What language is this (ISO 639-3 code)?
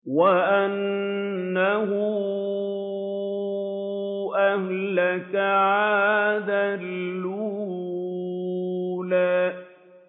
ara